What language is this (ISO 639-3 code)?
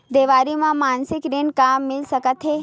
hne